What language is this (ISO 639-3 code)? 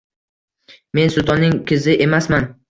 uzb